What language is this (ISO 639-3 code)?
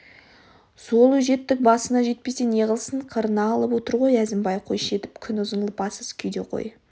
kaz